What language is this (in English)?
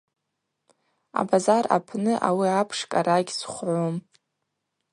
Abaza